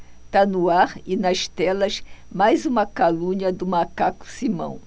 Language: Portuguese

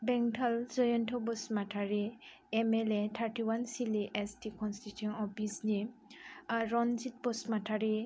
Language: Bodo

